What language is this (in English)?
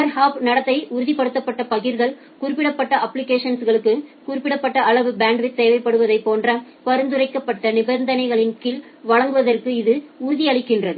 Tamil